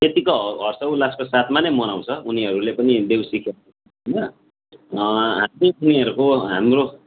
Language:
Nepali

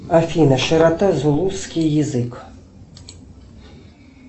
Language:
Russian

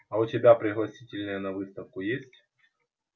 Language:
Russian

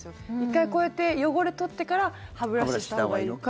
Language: Japanese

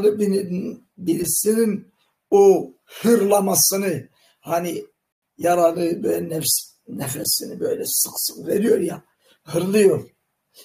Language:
Turkish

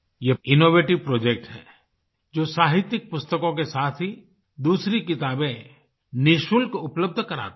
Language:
Hindi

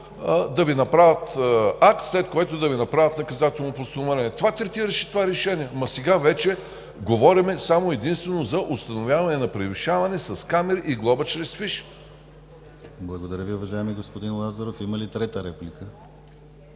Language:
Bulgarian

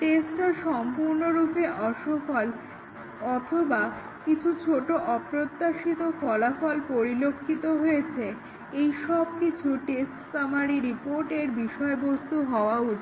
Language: Bangla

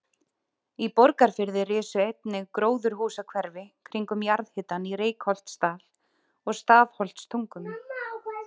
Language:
Icelandic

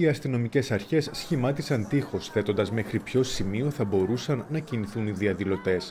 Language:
Greek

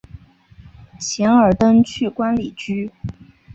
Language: Chinese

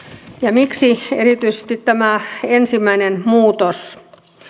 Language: Finnish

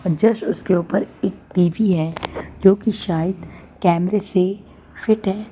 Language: Hindi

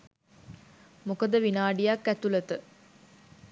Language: Sinhala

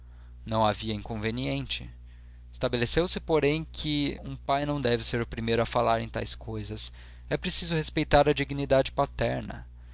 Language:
Portuguese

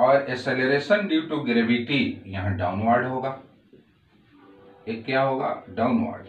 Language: Hindi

